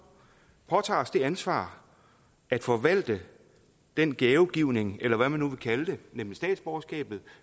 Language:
Danish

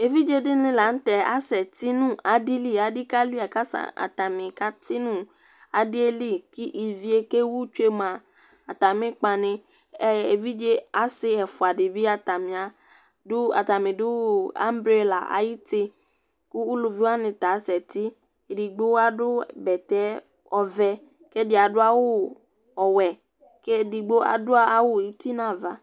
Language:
Ikposo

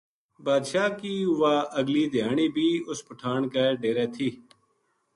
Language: Gujari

